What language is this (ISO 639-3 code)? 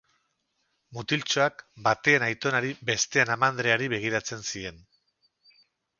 eus